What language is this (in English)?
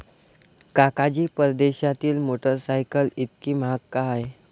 Marathi